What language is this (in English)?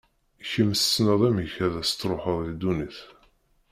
Kabyle